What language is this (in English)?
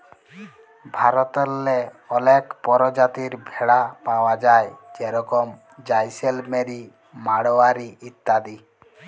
Bangla